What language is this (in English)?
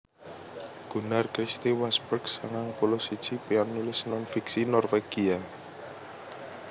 Javanese